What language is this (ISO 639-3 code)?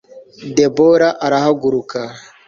kin